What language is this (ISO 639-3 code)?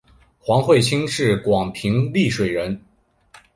zho